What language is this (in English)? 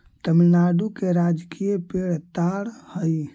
Magahi